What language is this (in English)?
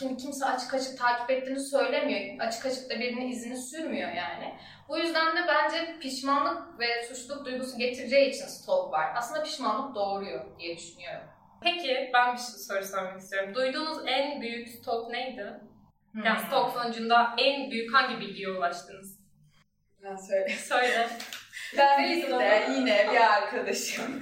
Turkish